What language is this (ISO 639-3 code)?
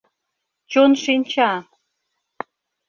chm